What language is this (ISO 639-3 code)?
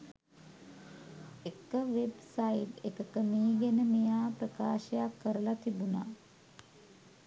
sin